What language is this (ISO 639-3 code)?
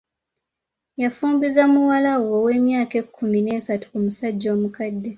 lug